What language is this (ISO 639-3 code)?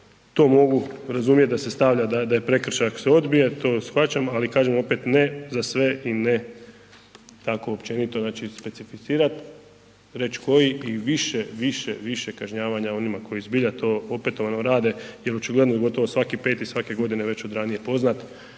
hrv